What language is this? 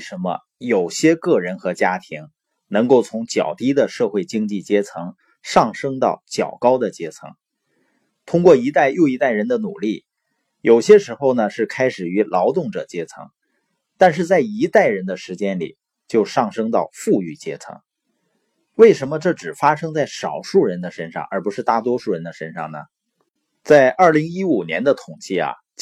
Chinese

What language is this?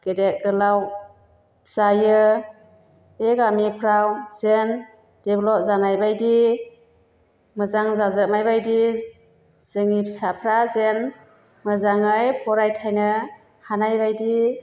Bodo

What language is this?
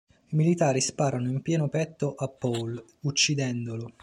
Italian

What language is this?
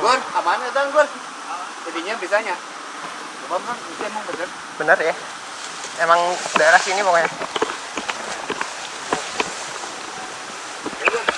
Indonesian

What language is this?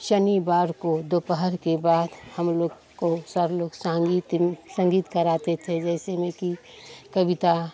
Hindi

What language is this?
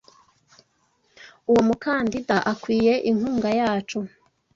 Kinyarwanda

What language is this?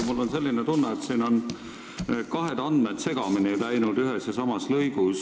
Estonian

